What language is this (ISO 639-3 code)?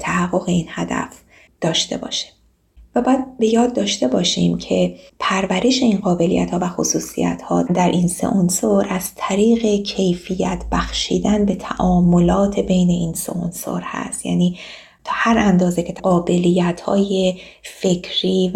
fas